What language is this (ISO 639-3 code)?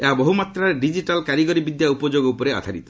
ori